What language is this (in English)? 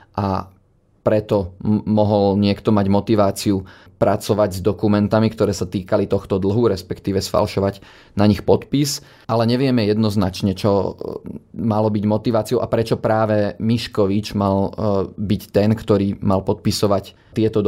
Slovak